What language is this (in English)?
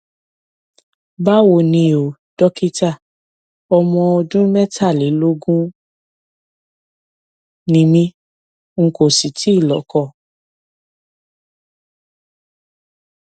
Yoruba